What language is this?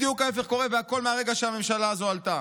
Hebrew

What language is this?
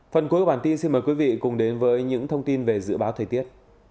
Vietnamese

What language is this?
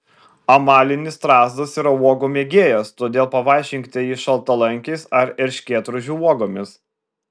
Lithuanian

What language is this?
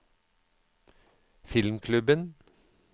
Norwegian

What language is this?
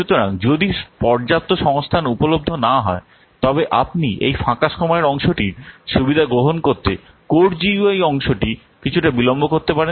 Bangla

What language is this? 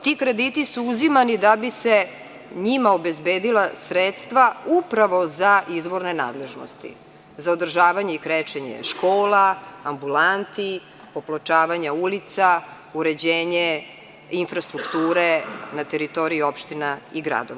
Serbian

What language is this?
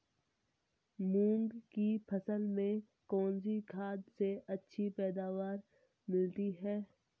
Hindi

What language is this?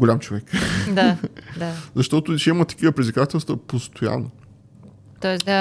Bulgarian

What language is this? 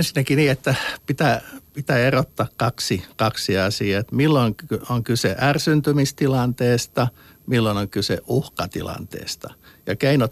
Finnish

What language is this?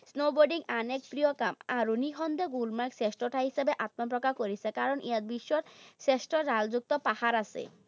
Assamese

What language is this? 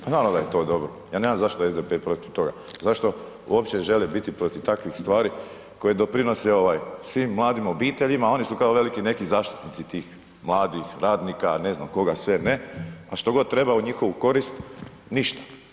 Croatian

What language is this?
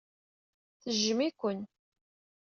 Kabyle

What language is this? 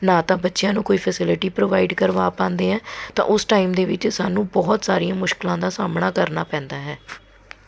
Punjabi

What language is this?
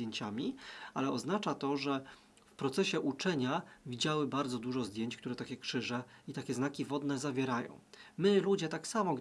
Polish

